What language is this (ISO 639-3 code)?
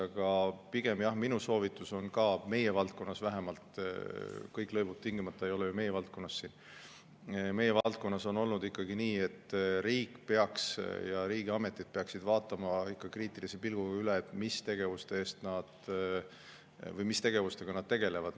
est